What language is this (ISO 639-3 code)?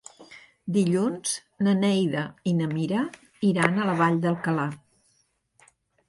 cat